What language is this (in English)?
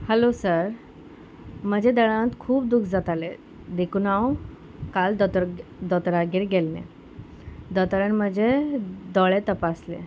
Konkani